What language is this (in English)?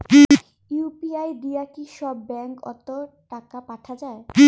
Bangla